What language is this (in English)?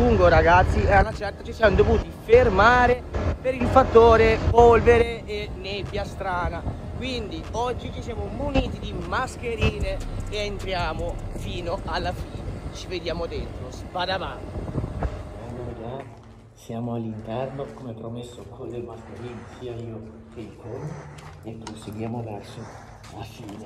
Italian